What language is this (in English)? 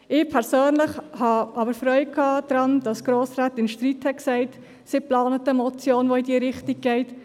Swiss German